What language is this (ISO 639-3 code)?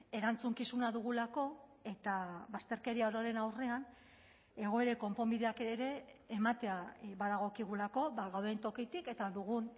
eus